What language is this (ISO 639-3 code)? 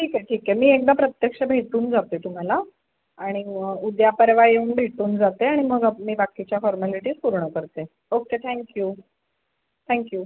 mar